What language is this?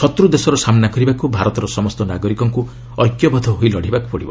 Odia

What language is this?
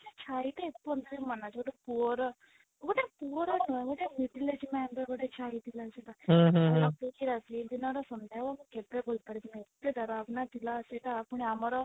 Odia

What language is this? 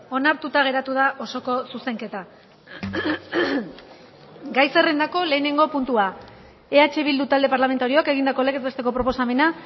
Basque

